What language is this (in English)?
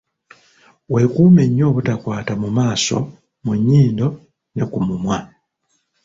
Ganda